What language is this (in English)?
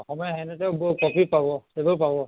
Assamese